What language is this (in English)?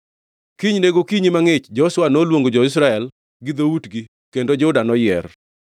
Luo (Kenya and Tanzania)